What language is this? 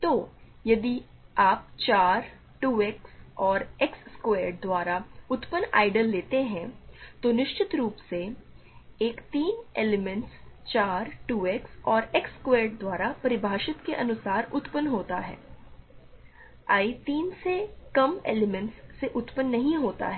Hindi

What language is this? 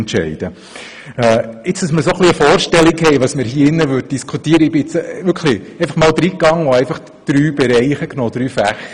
Swiss German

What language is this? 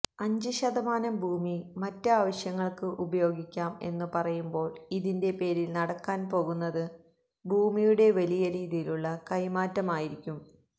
Malayalam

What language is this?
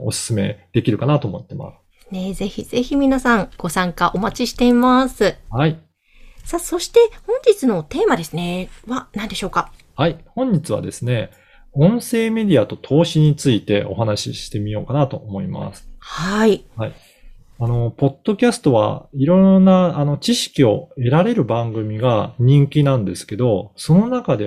Japanese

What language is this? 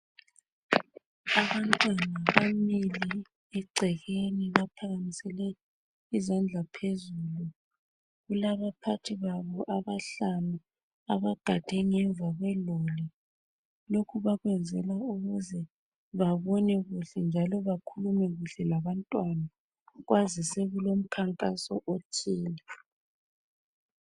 North Ndebele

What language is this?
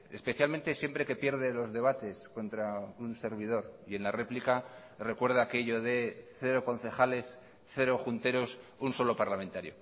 Spanish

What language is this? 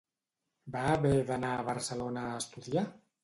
Catalan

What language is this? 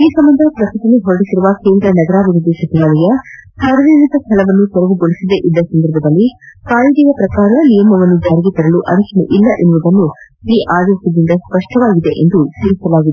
Kannada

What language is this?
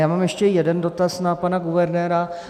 Czech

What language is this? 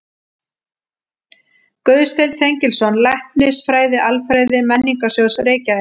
Icelandic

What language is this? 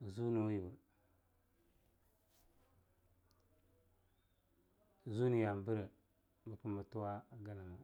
Longuda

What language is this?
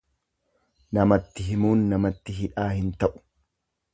Oromo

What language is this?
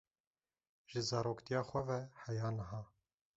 Kurdish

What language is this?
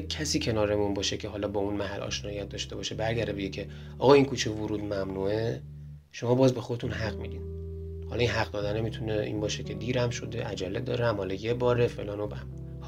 Persian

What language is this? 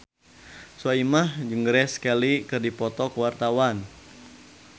Sundanese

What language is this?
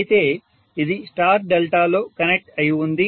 Telugu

